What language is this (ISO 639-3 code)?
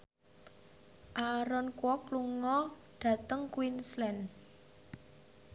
jav